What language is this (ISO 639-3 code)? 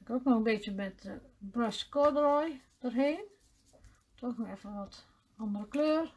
nld